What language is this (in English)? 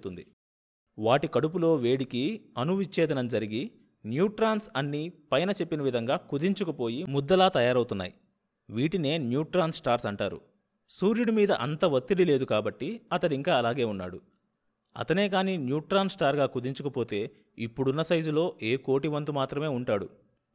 Telugu